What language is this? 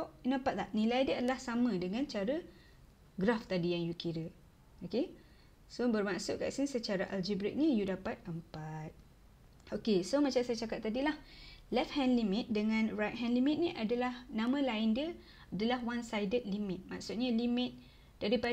Malay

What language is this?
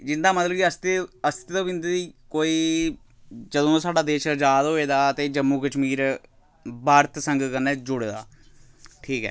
Dogri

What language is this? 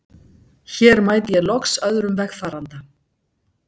Icelandic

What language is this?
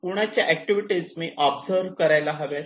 Marathi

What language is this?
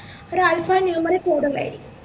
Malayalam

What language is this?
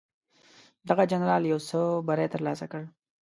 Pashto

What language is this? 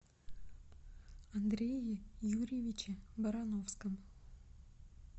Russian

